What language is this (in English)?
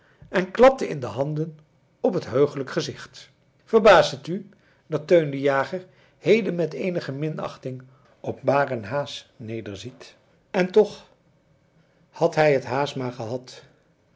Dutch